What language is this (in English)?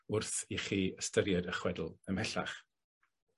Welsh